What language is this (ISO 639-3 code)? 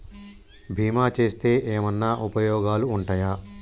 tel